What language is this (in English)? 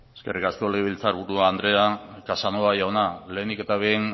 Basque